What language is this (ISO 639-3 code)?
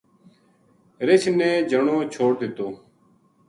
gju